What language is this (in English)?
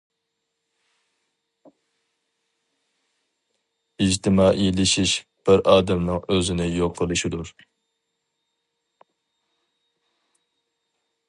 Uyghur